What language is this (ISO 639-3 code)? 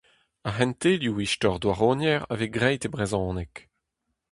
bre